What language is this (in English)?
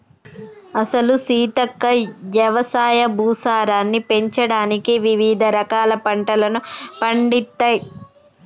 Telugu